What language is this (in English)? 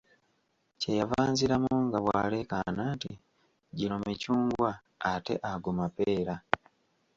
Ganda